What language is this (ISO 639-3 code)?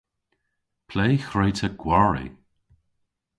cor